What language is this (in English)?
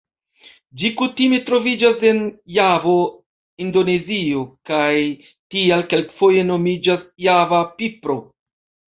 Esperanto